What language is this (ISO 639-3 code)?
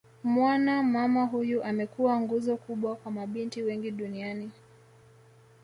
swa